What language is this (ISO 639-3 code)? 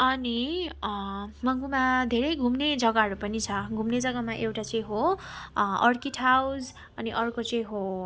nep